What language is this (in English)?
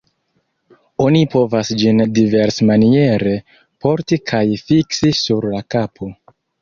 Esperanto